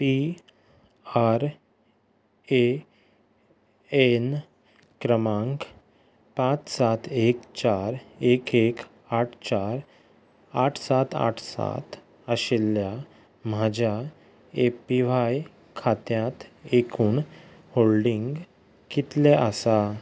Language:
Konkani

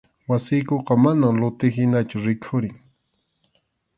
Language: Arequipa-La Unión Quechua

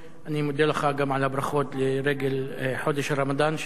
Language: Hebrew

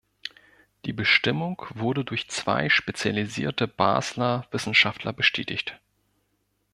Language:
German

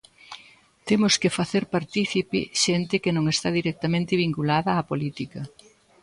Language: Galician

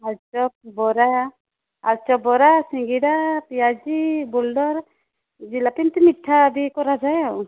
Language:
Odia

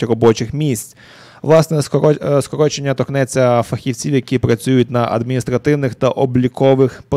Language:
Ukrainian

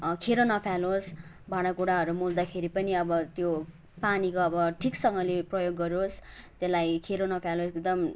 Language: Nepali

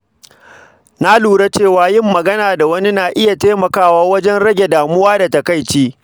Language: Hausa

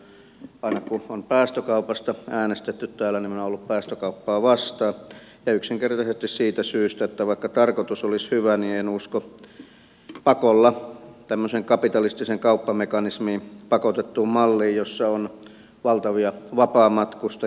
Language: Finnish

